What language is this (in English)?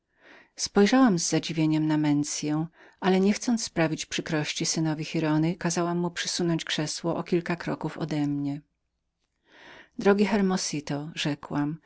Polish